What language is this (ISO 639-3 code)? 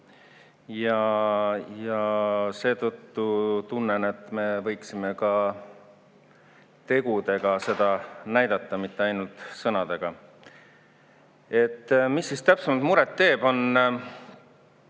est